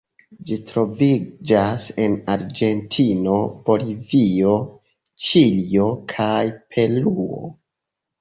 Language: Esperanto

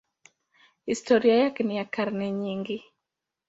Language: Swahili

